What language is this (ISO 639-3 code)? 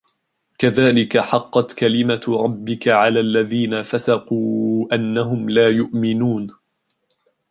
ara